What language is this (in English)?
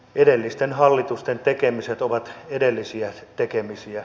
Finnish